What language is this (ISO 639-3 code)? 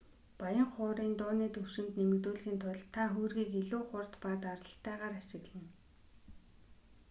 mon